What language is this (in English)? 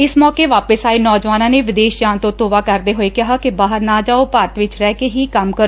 Punjabi